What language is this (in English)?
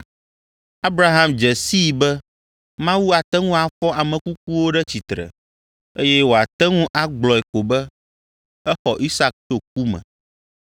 Ewe